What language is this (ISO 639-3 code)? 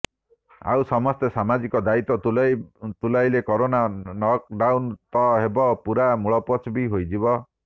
ori